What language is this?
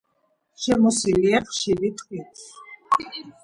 Georgian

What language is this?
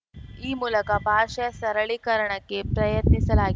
Kannada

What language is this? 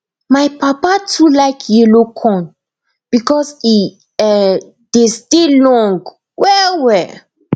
Nigerian Pidgin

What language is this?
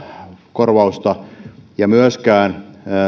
Finnish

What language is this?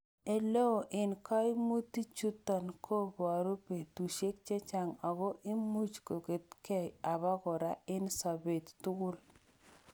Kalenjin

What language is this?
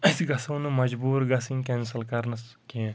Kashmiri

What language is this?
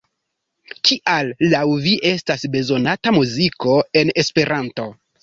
Esperanto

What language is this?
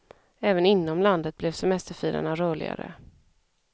Swedish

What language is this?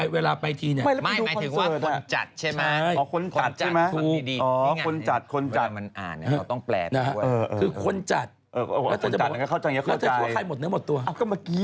Thai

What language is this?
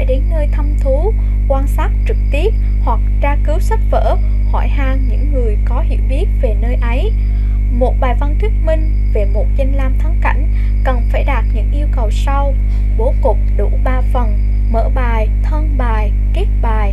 Vietnamese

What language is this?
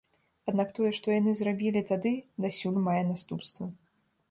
Belarusian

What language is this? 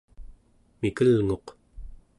Central Yupik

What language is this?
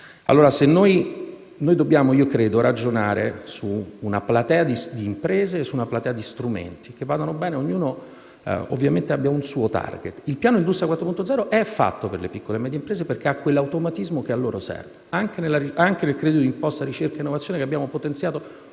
Italian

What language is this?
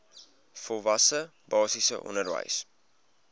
Afrikaans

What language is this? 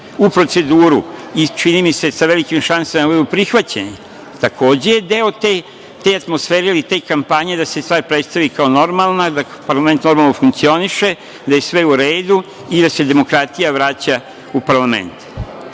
Serbian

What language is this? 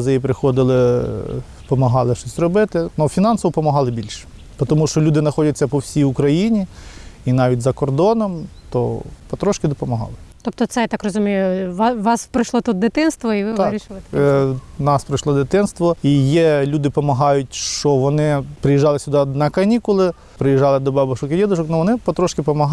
Ukrainian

